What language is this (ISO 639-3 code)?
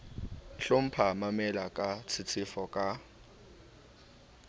sot